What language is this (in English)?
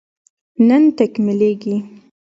Pashto